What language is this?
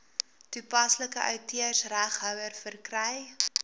Afrikaans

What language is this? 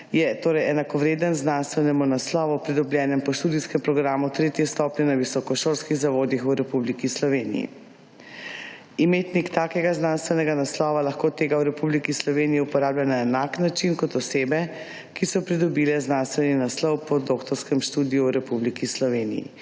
Slovenian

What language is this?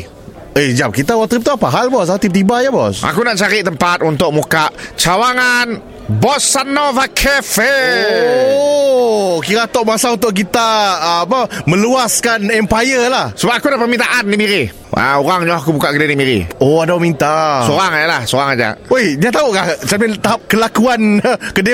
Malay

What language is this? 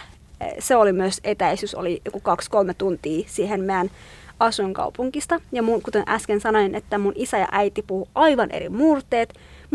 Finnish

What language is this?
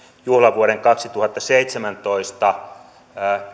Finnish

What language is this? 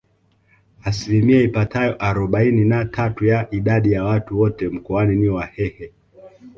Swahili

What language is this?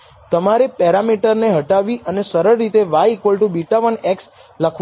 Gujarati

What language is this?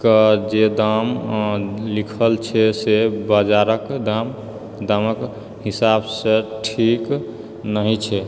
Maithili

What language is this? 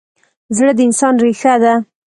Pashto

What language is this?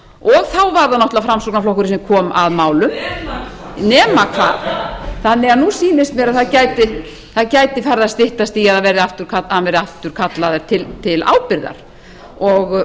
Icelandic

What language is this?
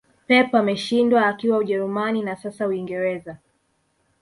Swahili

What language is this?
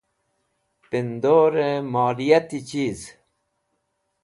Wakhi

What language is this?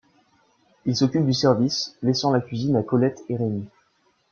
French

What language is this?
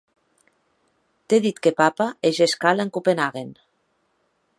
Occitan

